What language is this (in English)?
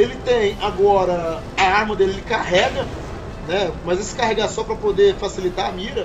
Portuguese